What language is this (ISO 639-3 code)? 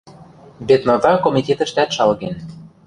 mrj